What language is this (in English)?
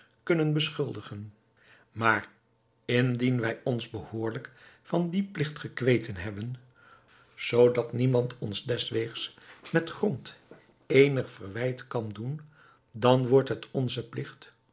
Dutch